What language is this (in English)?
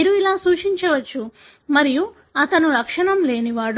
Telugu